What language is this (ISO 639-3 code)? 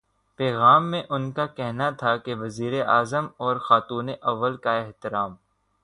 urd